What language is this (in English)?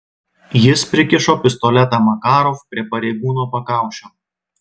Lithuanian